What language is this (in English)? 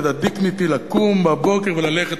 Hebrew